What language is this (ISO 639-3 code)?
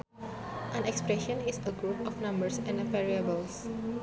sun